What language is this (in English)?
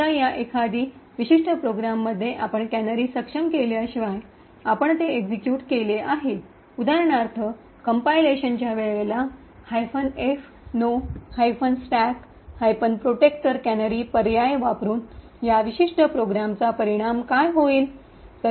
Marathi